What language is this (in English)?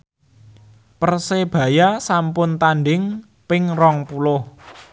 Javanese